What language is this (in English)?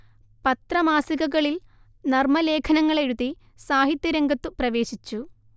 Malayalam